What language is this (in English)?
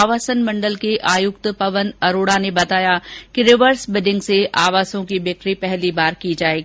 Hindi